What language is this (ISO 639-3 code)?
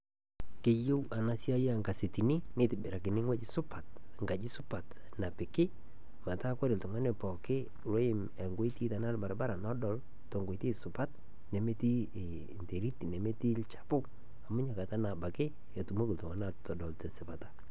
mas